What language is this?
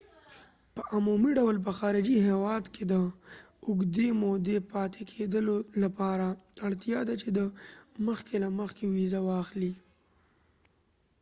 Pashto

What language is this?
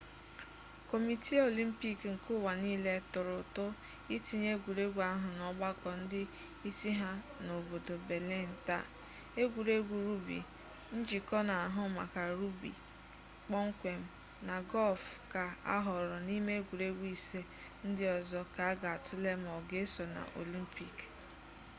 Igbo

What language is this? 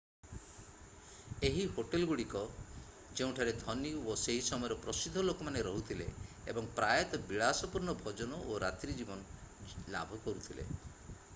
Odia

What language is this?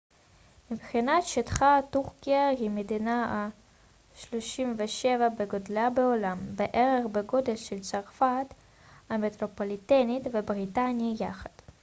Hebrew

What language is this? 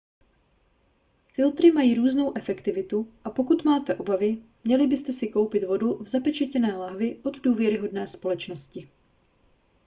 Czech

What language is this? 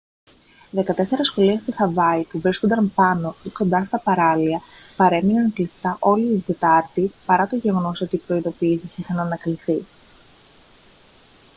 Greek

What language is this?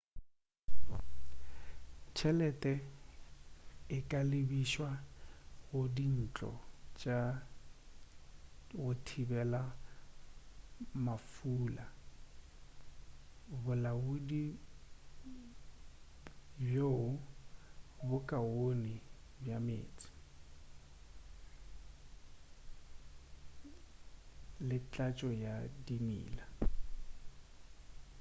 Northern Sotho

